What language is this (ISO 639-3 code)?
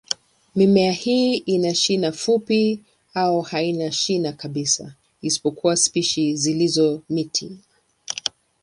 swa